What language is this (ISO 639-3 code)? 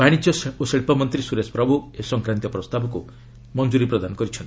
ori